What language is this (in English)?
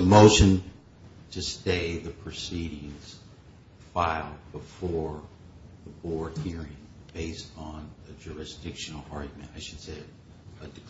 English